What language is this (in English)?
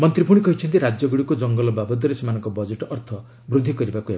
Odia